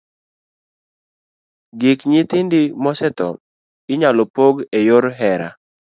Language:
Luo (Kenya and Tanzania)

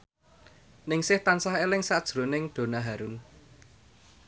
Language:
Javanese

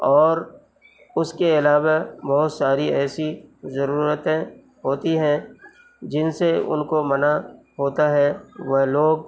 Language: Urdu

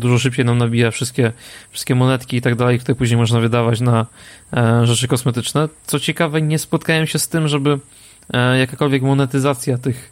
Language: Polish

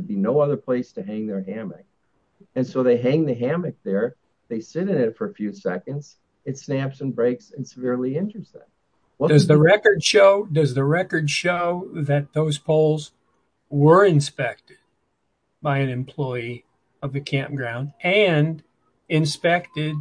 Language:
English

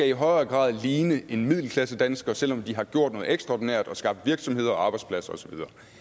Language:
Danish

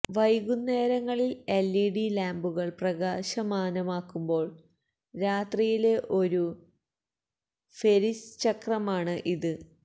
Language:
Malayalam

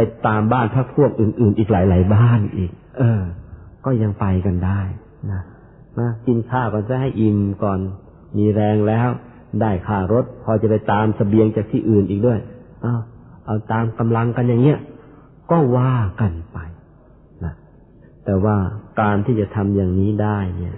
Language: Thai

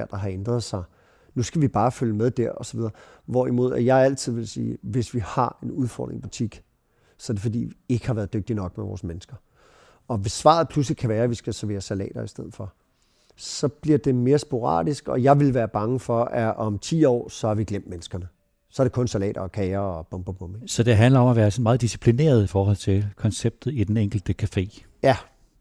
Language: Danish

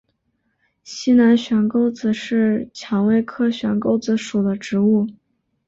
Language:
Chinese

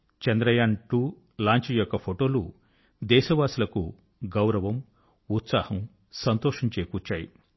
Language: Telugu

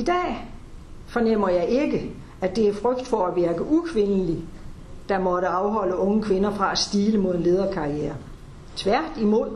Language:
Danish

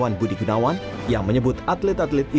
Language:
Indonesian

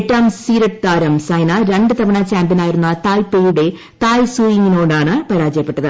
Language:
Malayalam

